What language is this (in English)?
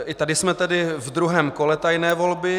Czech